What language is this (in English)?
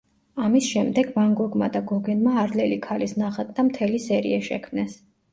Georgian